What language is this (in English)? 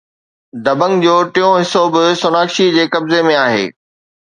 Sindhi